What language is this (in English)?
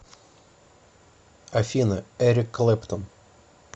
Russian